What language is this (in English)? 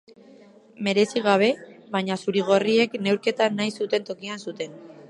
Basque